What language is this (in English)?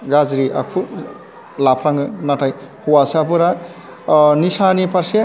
Bodo